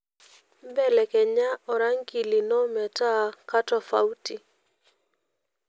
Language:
Masai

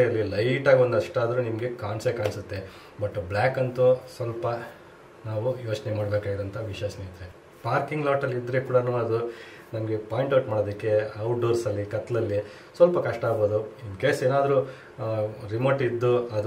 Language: Kannada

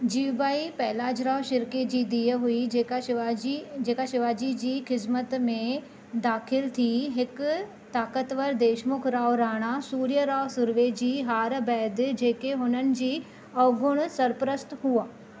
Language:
Sindhi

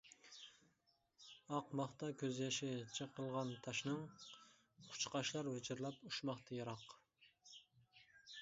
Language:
Uyghur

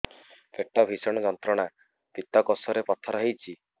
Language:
Odia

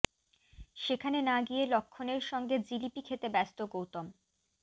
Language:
Bangla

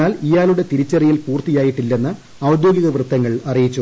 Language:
Malayalam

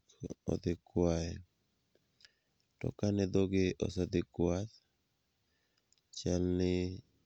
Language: Luo (Kenya and Tanzania)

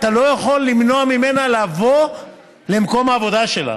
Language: Hebrew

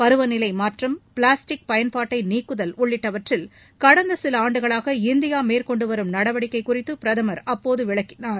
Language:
Tamil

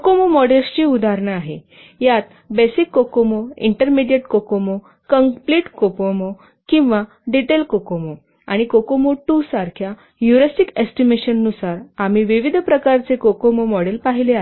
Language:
Marathi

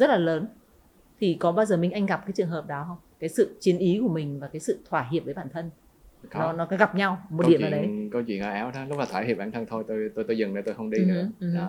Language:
Vietnamese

